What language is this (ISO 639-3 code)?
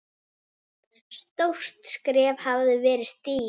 isl